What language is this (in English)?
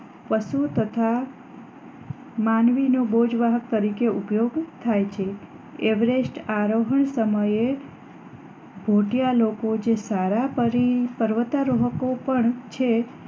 Gujarati